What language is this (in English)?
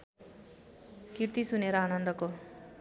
Nepali